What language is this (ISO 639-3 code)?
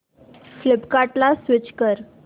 mar